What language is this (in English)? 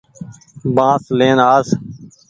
Goaria